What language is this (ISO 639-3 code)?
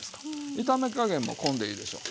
jpn